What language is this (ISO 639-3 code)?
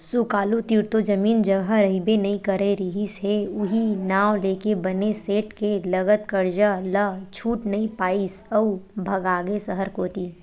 hne